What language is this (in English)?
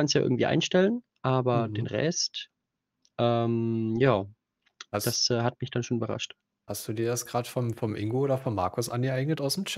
German